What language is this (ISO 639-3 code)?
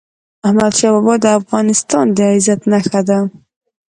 pus